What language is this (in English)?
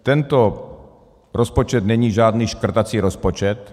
Czech